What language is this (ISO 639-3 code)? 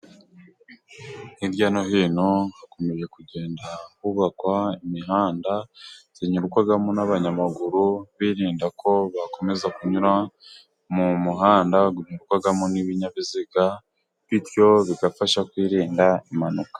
kin